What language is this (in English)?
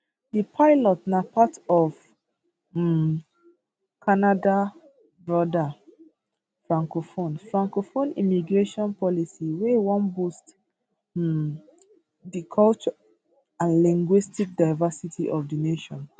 Nigerian Pidgin